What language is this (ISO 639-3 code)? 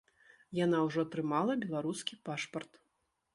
bel